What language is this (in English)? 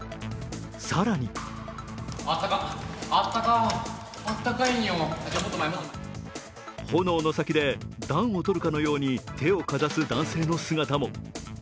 Japanese